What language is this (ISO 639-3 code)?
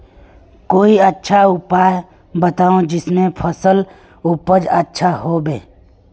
mag